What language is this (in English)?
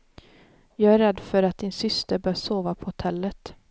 Swedish